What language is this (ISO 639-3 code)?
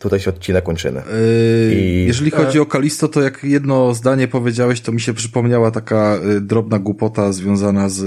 pol